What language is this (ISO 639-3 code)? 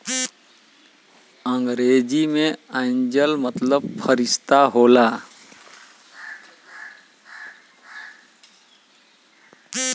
bho